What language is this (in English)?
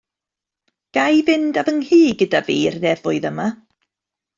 Welsh